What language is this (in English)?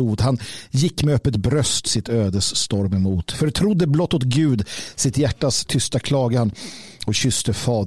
Swedish